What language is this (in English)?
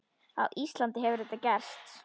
Icelandic